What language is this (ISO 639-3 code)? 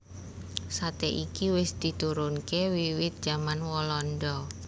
jav